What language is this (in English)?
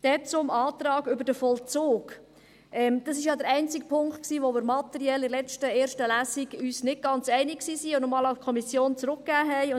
Swiss German